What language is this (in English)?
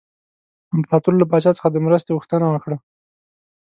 Pashto